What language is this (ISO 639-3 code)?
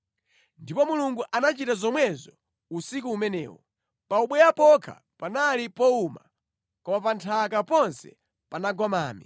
nya